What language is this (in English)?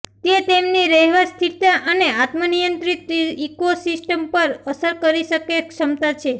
Gujarati